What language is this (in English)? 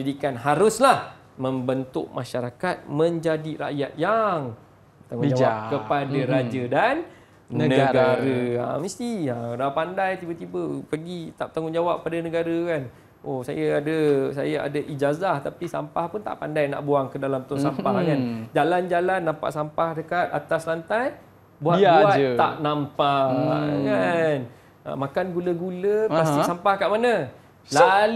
Malay